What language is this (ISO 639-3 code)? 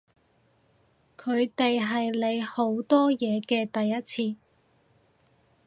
yue